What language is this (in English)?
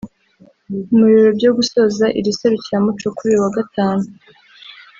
Kinyarwanda